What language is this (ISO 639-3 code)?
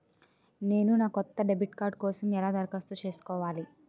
tel